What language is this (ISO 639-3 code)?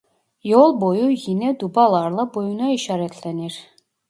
tur